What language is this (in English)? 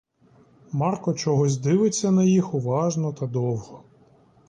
Ukrainian